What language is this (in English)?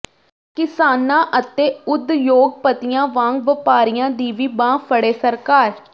Punjabi